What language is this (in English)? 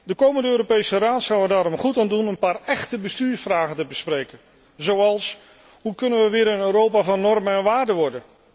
Dutch